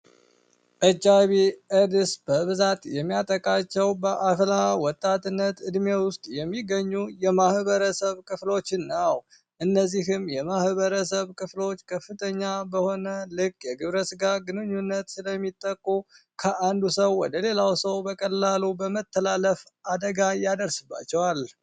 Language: Amharic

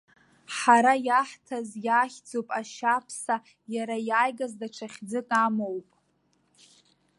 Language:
Abkhazian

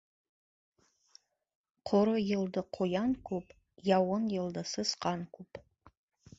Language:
Bashkir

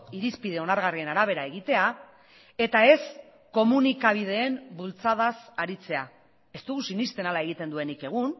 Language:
Basque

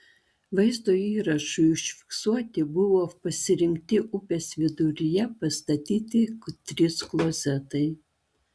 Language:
Lithuanian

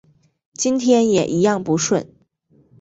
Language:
Chinese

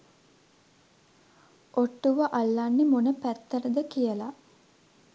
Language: Sinhala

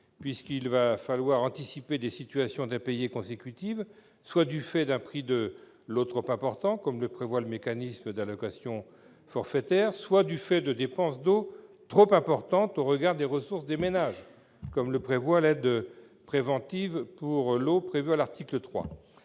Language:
French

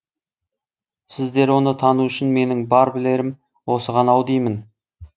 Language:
Kazakh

